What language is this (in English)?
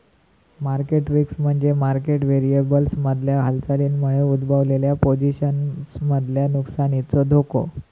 Marathi